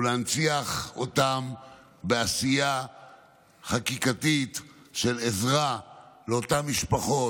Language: Hebrew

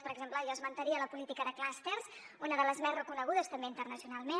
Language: Catalan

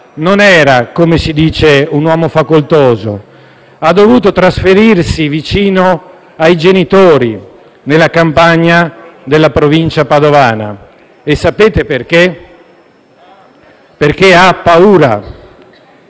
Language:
Italian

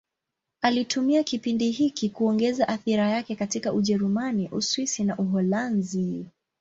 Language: Swahili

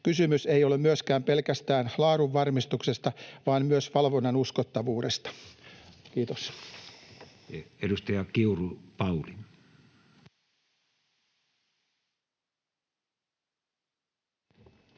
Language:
Finnish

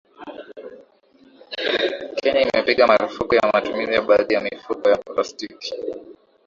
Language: Swahili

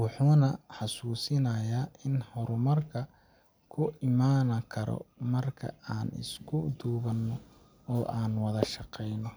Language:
Somali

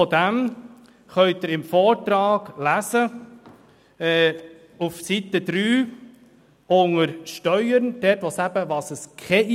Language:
Swiss German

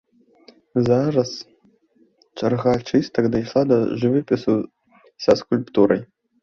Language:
Belarusian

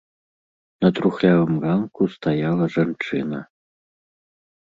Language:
Belarusian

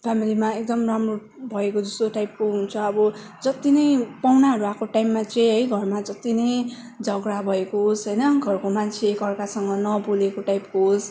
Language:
Nepali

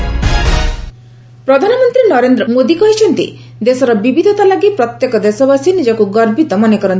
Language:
Odia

